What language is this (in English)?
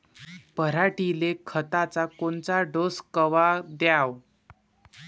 Marathi